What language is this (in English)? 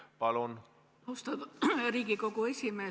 Estonian